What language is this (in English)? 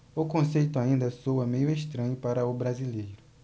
Portuguese